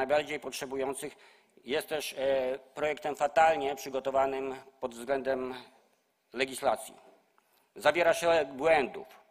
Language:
Polish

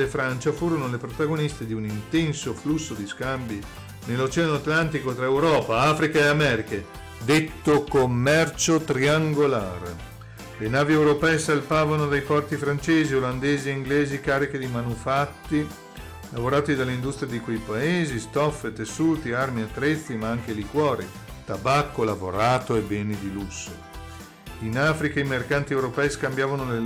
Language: Italian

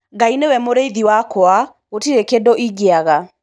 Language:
Kikuyu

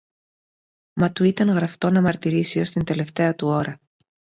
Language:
Greek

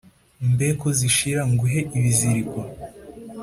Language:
Kinyarwanda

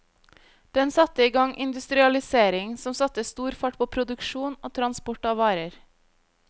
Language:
Norwegian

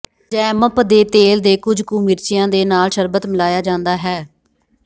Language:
Punjabi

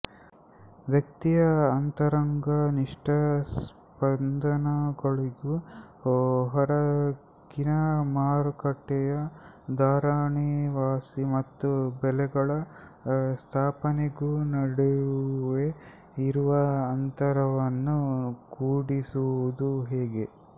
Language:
Kannada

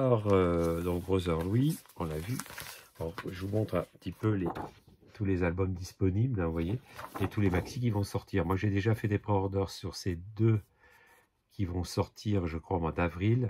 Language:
French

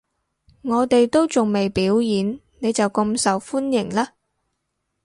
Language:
Cantonese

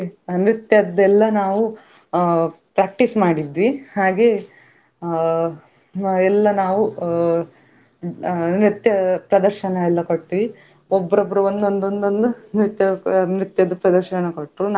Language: Kannada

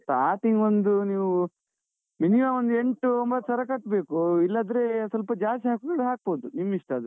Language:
Kannada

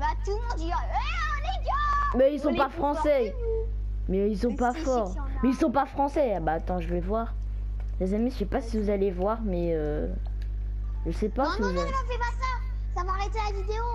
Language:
French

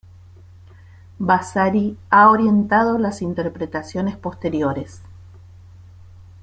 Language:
Spanish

